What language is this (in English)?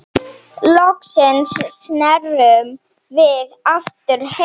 Icelandic